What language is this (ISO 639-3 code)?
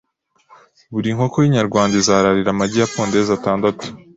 kin